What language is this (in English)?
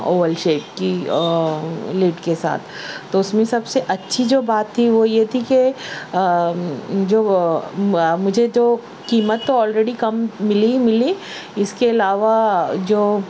Urdu